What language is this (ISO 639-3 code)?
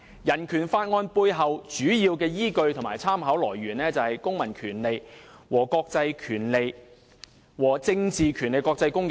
yue